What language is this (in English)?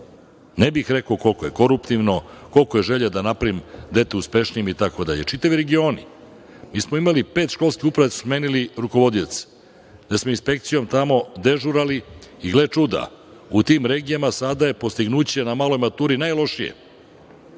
Serbian